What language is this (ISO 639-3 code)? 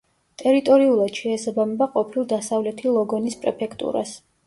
kat